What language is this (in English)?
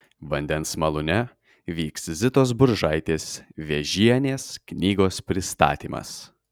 Lithuanian